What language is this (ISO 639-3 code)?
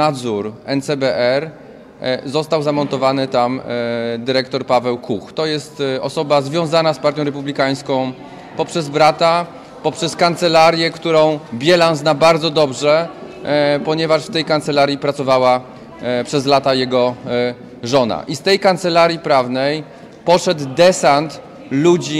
pol